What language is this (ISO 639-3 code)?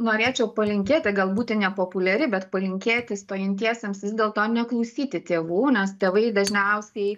lit